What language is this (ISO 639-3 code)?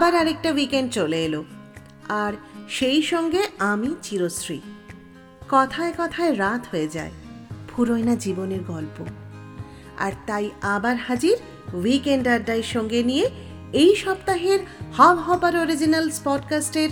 ben